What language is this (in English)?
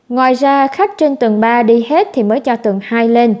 Vietnamese